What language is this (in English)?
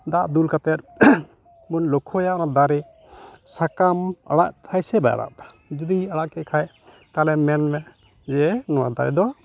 Santali